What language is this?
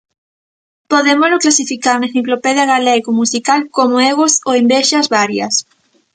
Galician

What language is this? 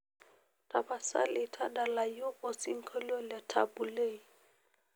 Masai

